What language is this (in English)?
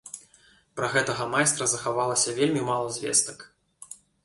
Belarusian